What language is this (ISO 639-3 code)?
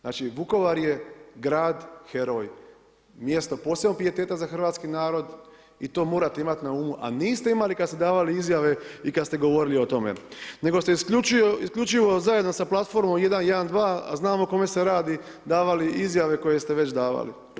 hrv